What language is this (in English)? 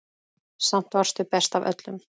Icelandic